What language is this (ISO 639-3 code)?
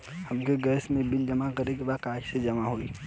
bho